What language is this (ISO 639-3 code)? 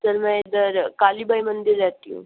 hin